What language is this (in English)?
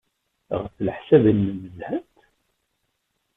Kabyle